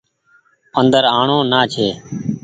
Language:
Goaria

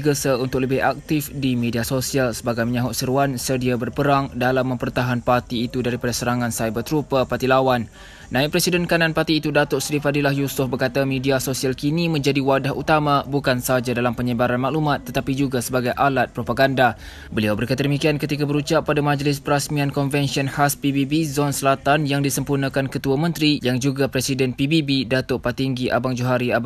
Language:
Malay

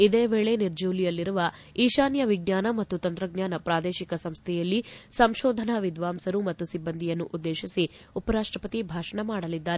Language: Kannada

